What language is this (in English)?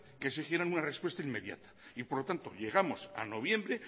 Spanish